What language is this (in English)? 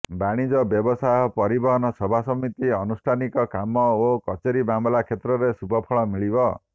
Odia